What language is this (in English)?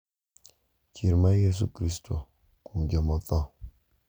Luo (Kenya and Tanzania)